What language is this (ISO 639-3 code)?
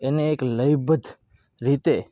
guj